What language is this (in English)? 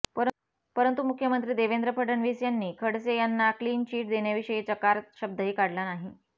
Marathi